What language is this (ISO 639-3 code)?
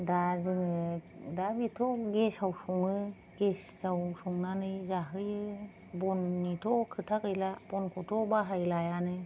brx